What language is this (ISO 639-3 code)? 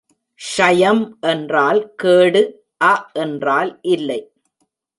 tam